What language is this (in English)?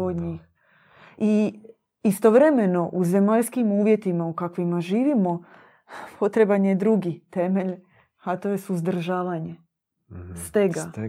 Croatian